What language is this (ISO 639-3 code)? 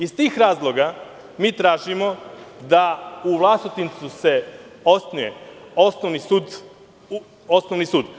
srp